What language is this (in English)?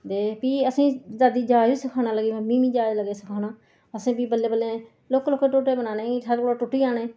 Dogri